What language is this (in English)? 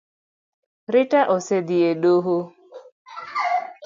Luo (Kenya and Tanzania)